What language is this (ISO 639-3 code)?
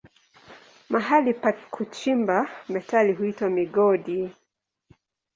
swa